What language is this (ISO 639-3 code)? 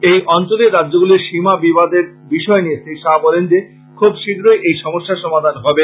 ben